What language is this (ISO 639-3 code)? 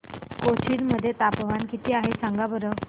mar